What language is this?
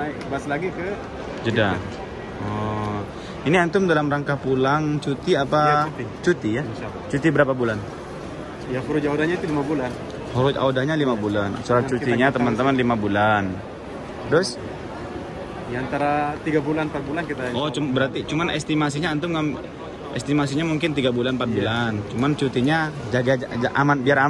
Indonesian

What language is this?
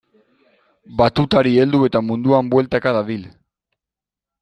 Basque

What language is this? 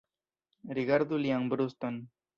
Esperanto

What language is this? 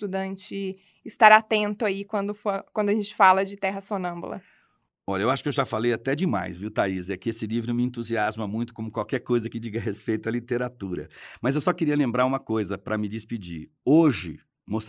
Portuguese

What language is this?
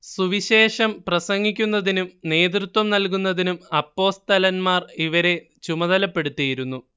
Malayalam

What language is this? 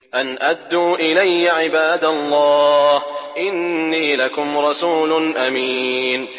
Arabic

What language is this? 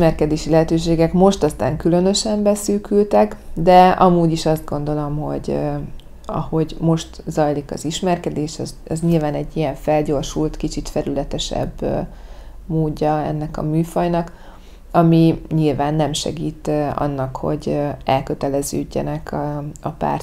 Hungarian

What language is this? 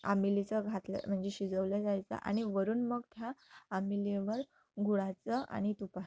Marathi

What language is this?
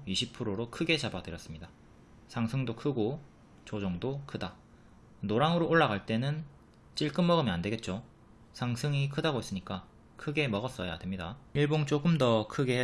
Korean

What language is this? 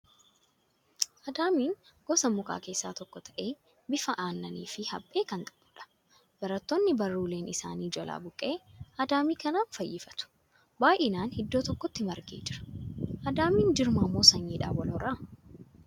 Oromo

